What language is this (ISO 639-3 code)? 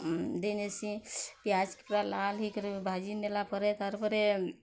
ori